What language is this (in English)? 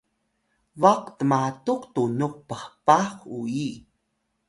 Atayal